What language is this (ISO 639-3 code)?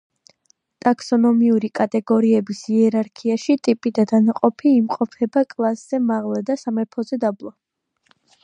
kat